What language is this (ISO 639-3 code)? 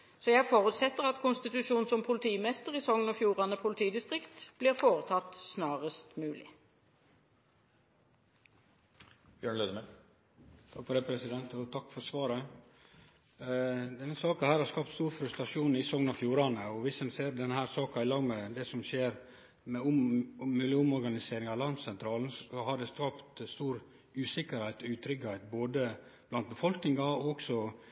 nor